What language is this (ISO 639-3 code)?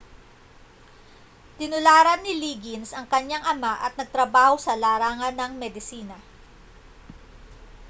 fil